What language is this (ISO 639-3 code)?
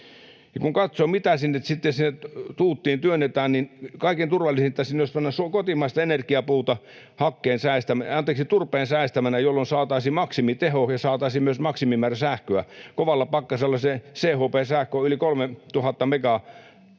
fin